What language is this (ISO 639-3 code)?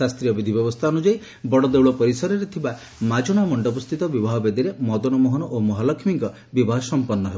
ori